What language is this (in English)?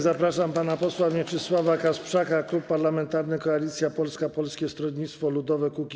Polish